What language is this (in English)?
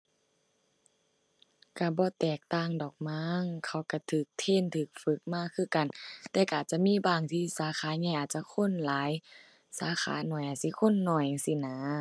Thai